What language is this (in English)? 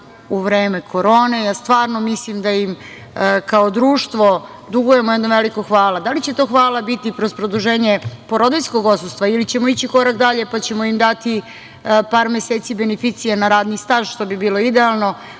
Serbian